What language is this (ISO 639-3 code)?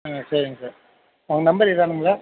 tam